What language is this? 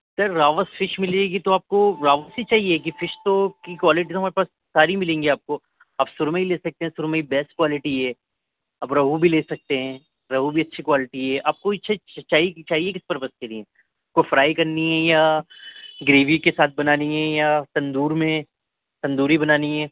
Urdu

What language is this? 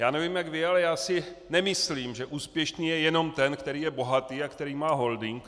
Czech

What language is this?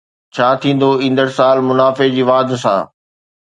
Sindhi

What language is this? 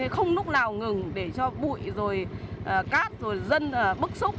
Vietnamese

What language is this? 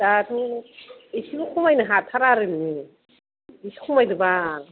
Bodo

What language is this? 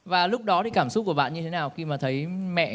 Vietnamese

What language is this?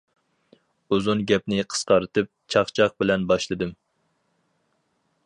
Uyghur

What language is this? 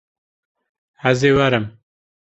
Kurdish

